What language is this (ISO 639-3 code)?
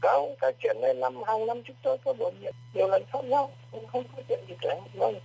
vie